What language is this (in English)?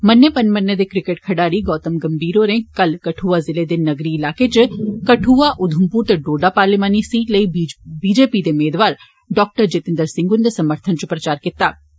Dogri